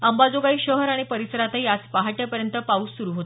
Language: Marathi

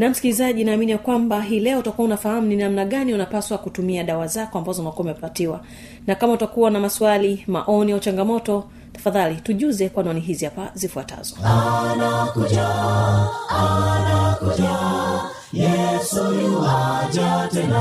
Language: Swahili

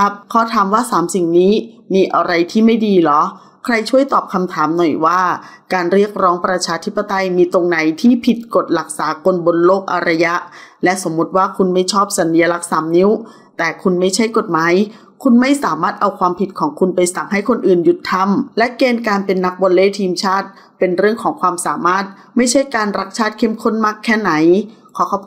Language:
Thai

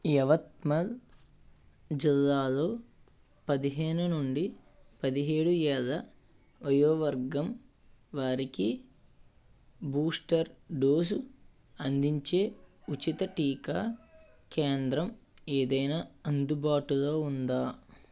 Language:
Telugu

